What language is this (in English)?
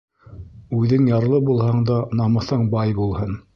Bashkir